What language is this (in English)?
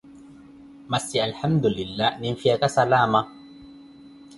Koti